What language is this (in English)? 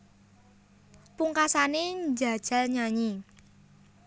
Javanese